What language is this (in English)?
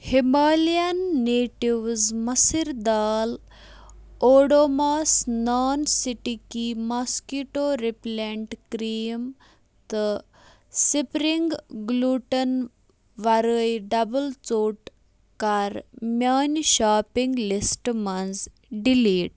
Kashmiri